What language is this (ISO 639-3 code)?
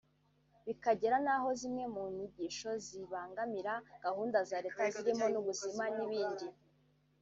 kin